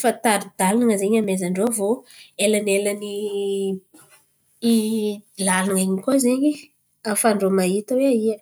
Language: Antankarana Malagasy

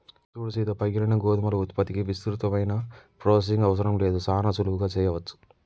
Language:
Telugu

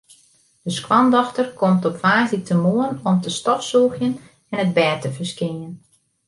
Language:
Western Frisian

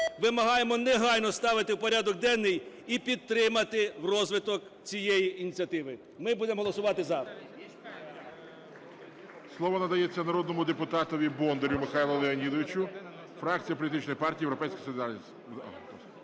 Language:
Ukrainian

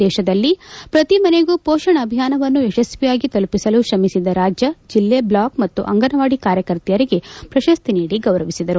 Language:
Kannada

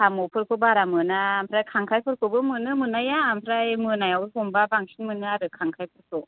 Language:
Bodo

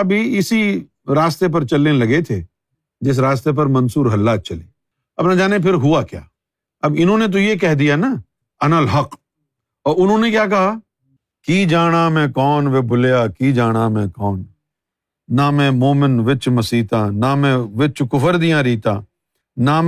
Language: Urdu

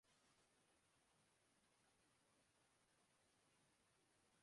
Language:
Urdu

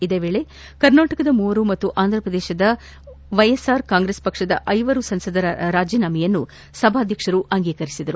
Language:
Kannada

